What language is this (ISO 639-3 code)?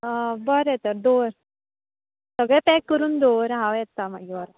kok